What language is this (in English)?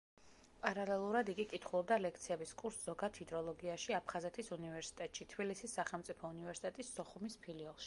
Georgian